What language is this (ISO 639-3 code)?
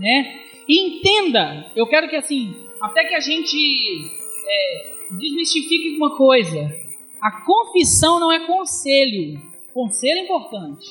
por